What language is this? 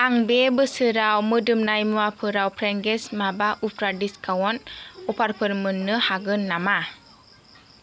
Bodo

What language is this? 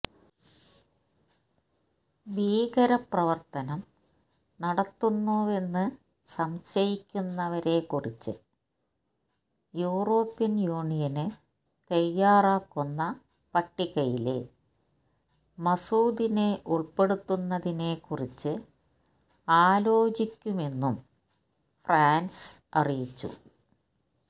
Malayalam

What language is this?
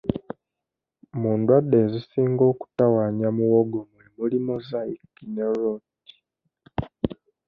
Ganda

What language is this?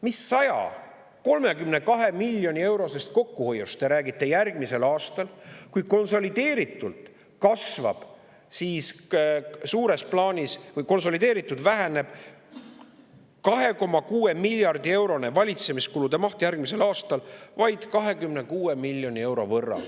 Estonian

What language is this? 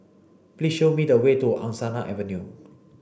English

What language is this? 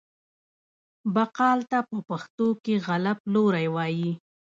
Pashto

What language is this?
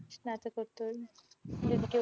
Bangla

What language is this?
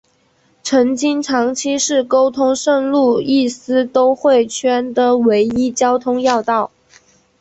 Chinese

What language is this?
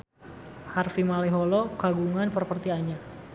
Sundanese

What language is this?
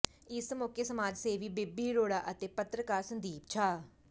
Punjabi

